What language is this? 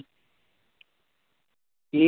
Punjabi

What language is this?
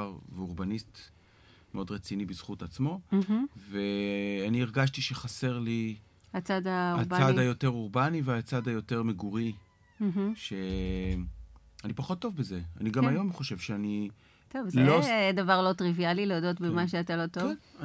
Hebrew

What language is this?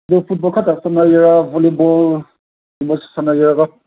Manipuri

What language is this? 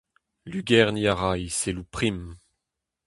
Breton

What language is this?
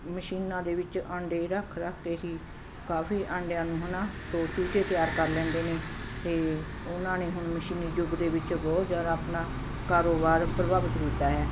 Punjabi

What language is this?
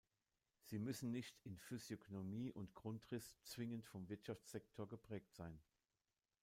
German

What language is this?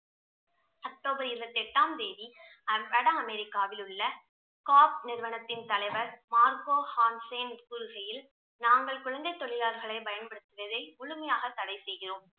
Tamil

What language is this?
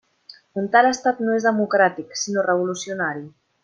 Catalan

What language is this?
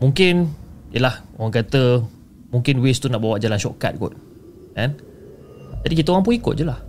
Malay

